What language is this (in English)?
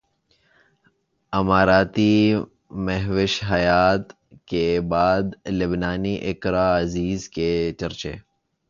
Urdu